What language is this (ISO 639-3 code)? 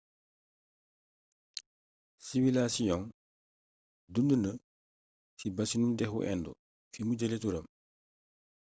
wol